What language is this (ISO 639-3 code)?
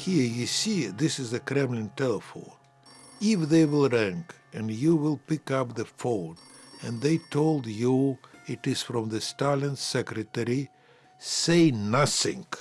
eng